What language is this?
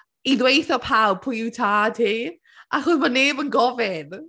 Welsh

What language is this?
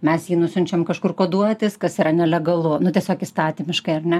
Lithuanian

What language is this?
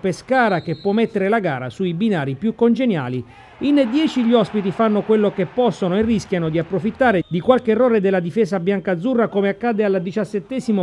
Italian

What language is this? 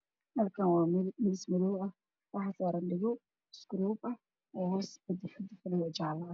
Somali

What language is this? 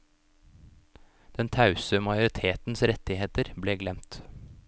Norwegian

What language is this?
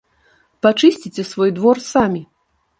Belarusian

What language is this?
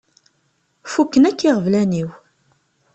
Kabyle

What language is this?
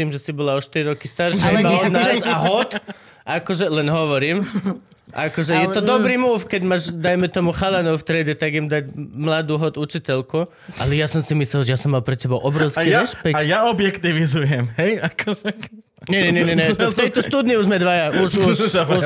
Slovak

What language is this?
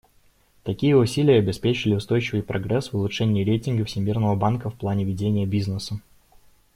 Russian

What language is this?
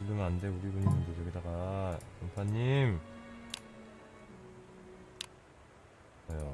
Korean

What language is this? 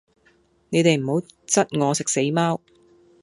Cantonese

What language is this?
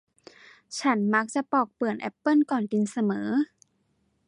Thai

